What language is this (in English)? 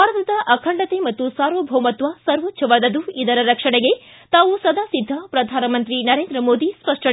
Kannada